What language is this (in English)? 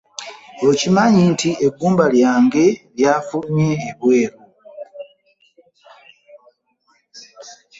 Ganda